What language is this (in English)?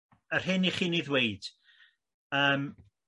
Welsh